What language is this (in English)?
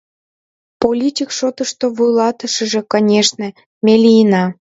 Mari